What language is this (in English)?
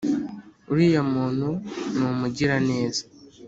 Kinyarwanda